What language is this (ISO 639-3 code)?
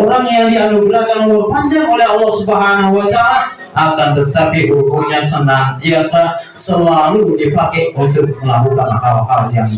ind